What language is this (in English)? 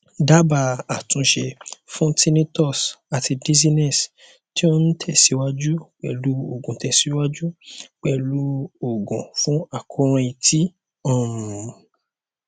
Yoruba